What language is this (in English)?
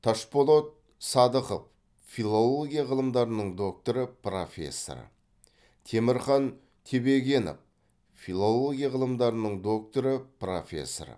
Kazakh